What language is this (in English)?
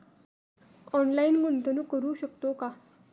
Marathi